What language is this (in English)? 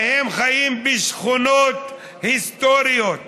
Hebrew